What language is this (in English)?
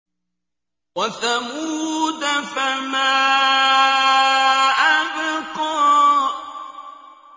Arabic